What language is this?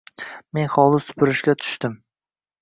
Uzbek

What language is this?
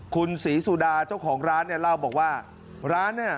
Thai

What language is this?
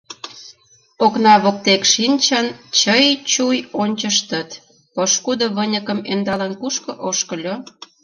Mari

